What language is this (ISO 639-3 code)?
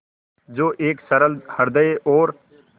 hin